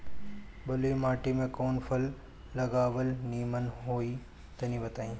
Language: Bhojpuri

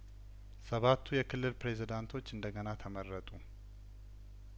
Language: Amharic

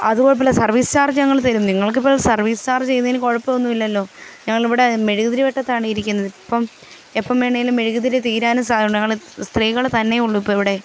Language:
Malayalam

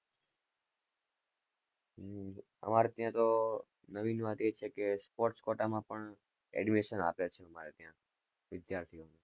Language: Gujarati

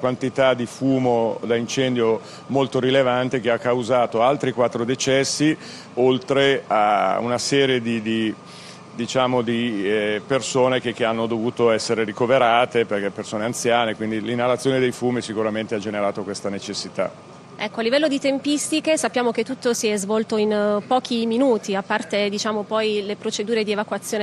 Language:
Italian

